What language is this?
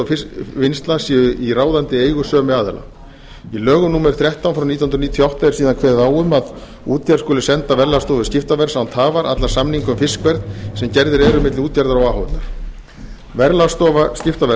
Icelandic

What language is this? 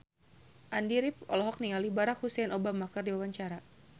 Sundanese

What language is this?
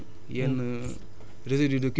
Wolof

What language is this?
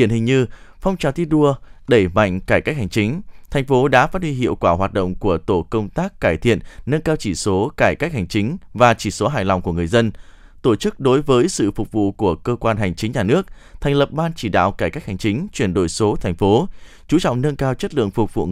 Vietnamese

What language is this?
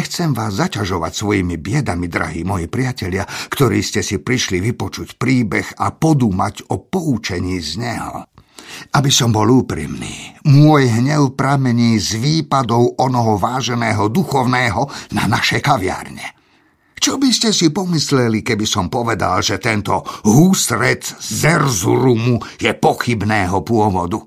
Slovak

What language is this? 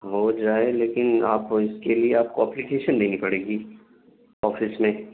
Urdu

